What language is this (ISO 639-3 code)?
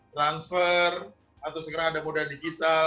ind